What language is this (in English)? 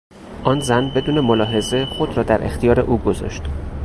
Persian